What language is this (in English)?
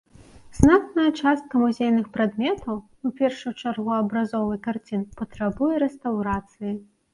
Belarusian